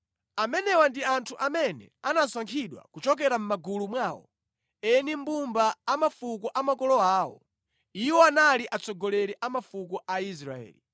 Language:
Nyanja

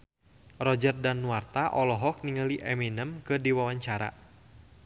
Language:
Sundanese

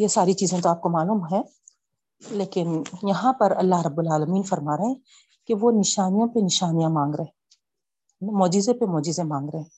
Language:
Urdu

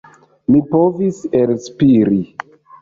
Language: Esperanto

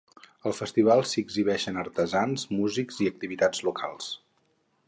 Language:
Catalan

